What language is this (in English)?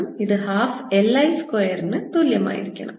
Malayalam